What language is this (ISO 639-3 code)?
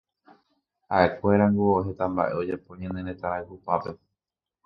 grn